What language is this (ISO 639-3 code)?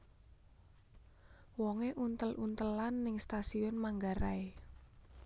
jav